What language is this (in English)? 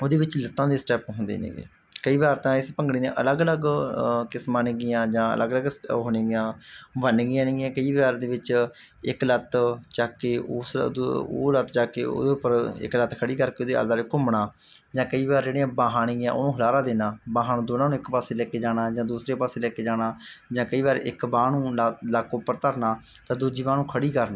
Punjabi